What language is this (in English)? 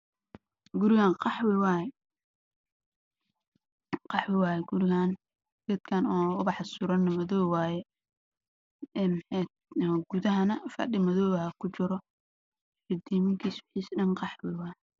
Somali